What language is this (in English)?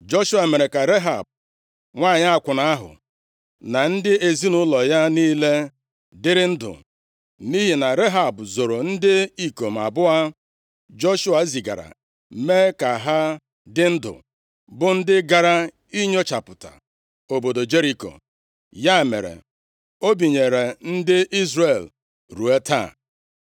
Igbo